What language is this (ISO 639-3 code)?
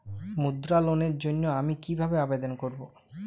ben